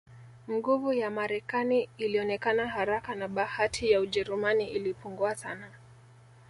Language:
Swahili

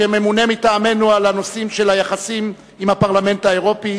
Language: Hebrew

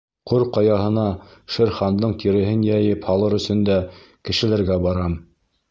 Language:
Bashkir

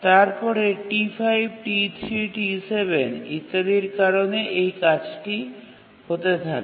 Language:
Bangla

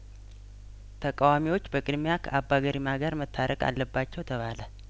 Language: Amharic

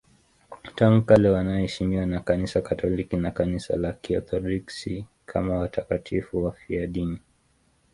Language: Swahili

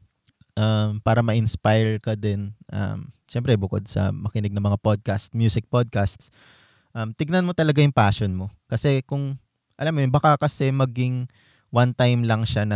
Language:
Filipino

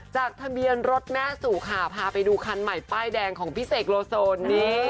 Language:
Thai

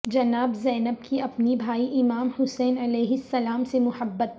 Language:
Urdu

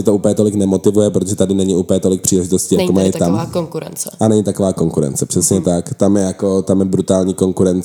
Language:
Czech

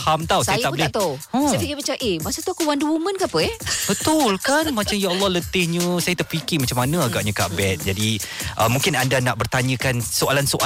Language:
Malay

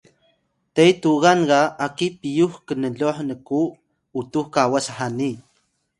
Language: Atayal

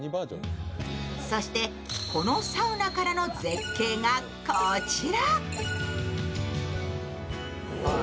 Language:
Japanese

